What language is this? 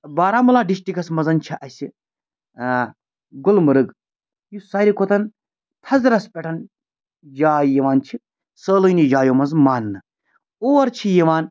Kashmiri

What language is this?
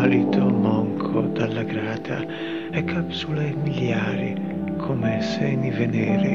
Italian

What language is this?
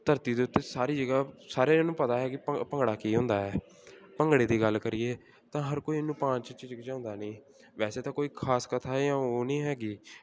Punjabi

